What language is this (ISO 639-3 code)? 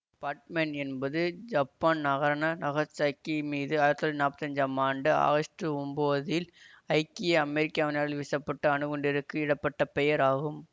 tam